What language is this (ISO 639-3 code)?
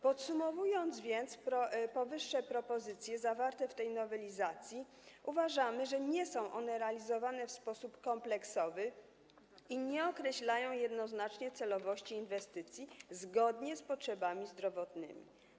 pol